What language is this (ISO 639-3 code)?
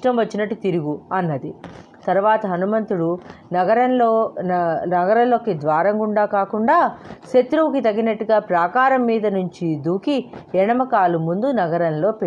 tel